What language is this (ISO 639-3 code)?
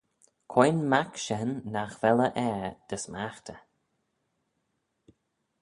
glv